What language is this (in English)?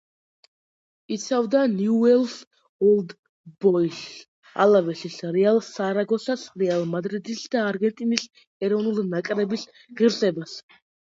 Georgian